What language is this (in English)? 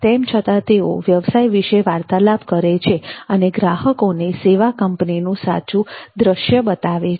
Gujarati